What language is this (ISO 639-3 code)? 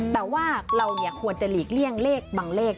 tha